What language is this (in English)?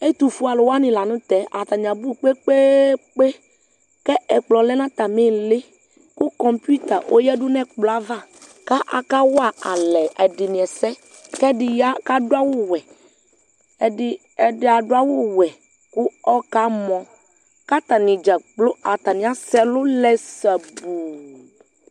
Ikposo